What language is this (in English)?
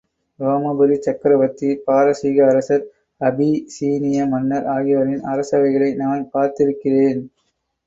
Tamil